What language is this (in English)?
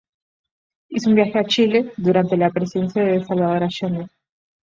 Spanish